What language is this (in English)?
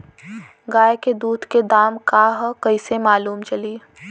Bhojpuri